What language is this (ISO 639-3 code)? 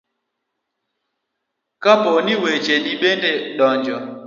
luo